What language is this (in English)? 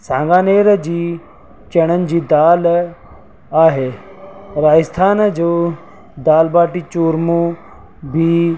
Sindhi